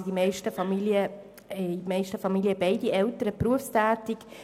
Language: Swiss German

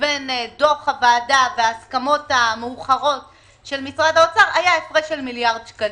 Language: Hebrew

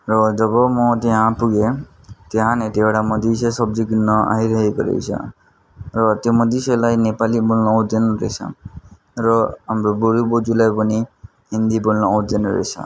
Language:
Nepali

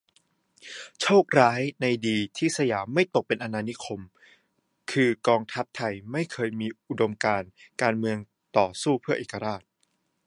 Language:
Thai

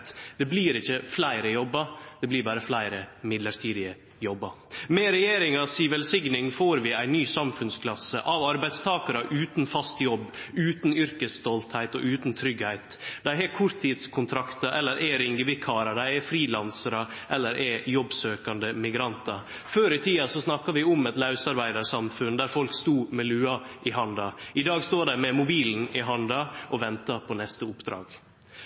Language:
Norwegian Nynorsk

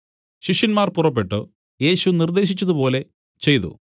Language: Malayalam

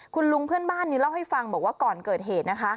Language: Thai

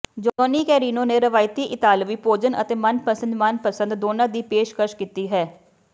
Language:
Punjabi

